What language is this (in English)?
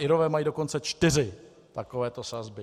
Czech